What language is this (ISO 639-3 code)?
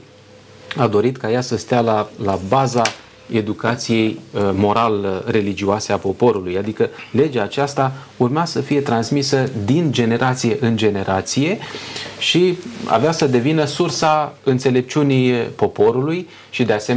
ron